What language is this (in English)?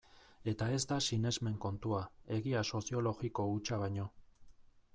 Basque